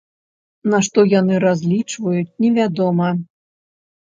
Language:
Belarusian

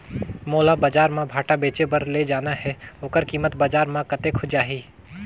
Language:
Chhattisgarhi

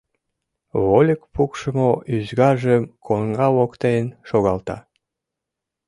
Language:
Mari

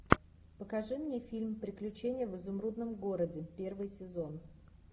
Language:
Russian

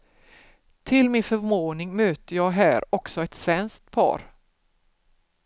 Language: Swedish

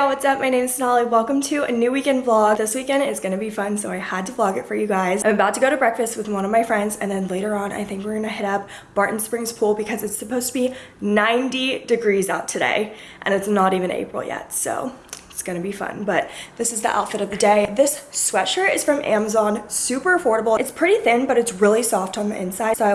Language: English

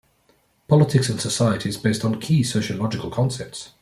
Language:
English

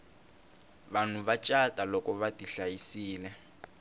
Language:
Tsonga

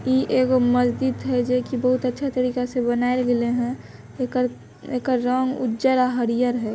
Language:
Magahi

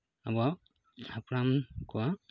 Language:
Santali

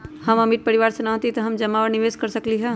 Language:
Magahi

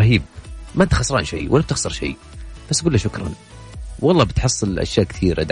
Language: Arabic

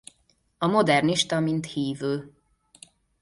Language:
Hungarian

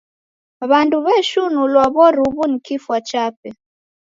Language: Taita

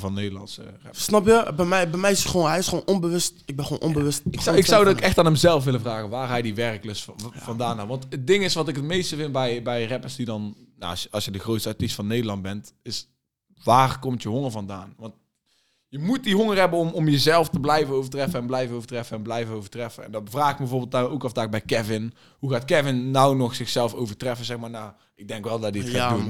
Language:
Dutch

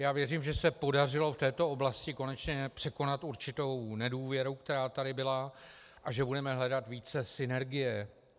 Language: Czech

